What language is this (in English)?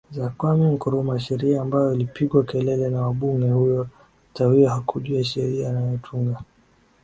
Swahili